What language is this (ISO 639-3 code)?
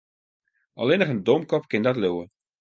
fry